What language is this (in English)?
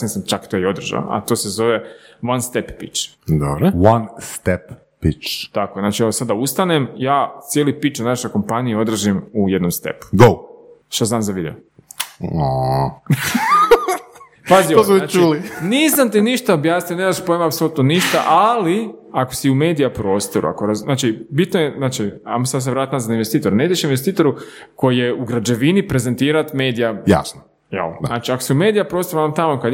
Croatian